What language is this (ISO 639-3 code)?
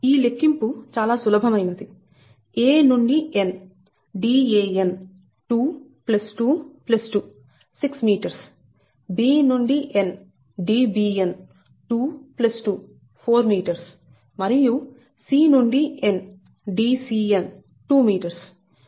tel